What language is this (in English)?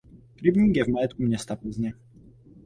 Czech